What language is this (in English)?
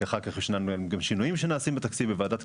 Hebrew